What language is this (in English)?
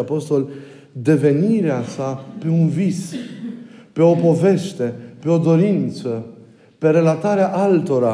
Romanian